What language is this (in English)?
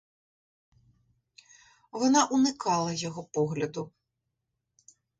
Ukrainian